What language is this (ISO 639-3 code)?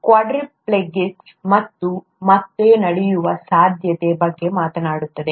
kan